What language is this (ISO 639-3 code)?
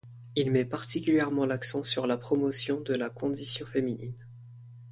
fra